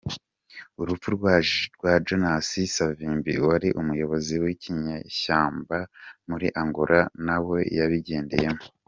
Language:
Kinyarwanda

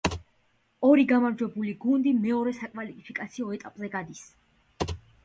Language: Georgian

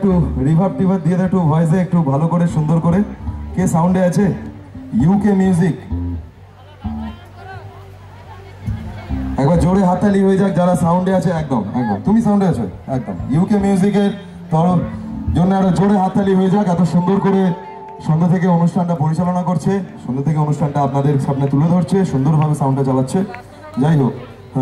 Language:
Korean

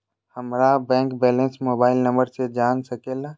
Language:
Magahi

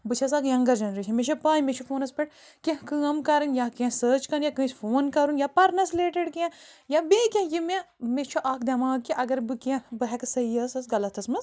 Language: Kashmiri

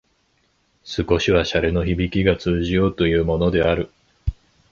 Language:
Japanese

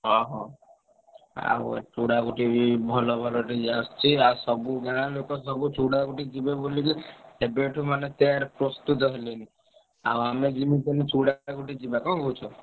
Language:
Odia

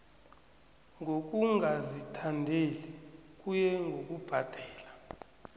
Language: South Ndebele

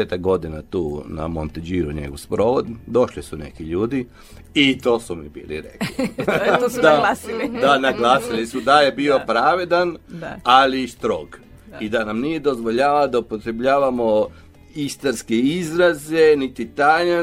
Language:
Croatian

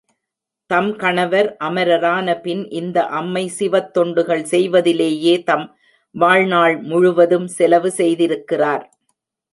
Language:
Tamil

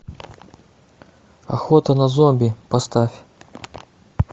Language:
Russian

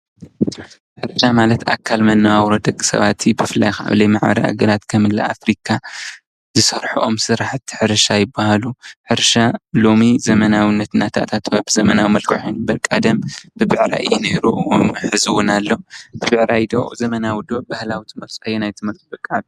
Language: Tigrinya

